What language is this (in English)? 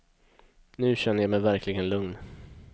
Swedish